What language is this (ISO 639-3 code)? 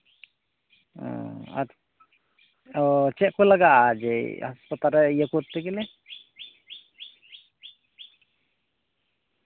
sat